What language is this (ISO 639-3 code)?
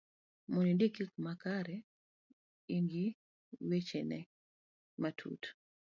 luo